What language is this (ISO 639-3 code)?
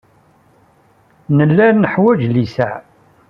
kab